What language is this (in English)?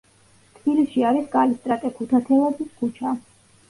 Georgian